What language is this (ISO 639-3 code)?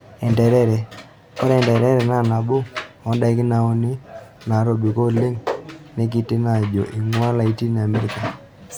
mas